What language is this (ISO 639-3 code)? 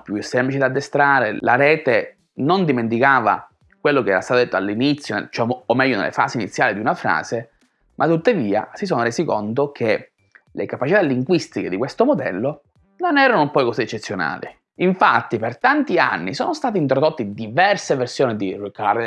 ita